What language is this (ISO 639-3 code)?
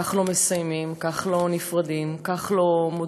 heb